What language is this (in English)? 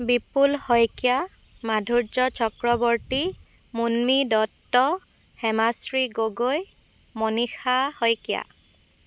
Assamese